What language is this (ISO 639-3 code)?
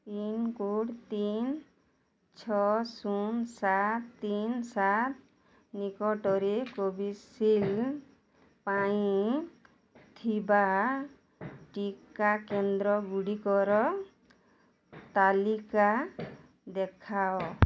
ori